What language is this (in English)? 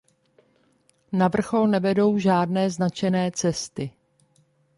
Czech